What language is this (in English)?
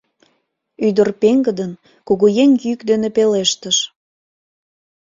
Mari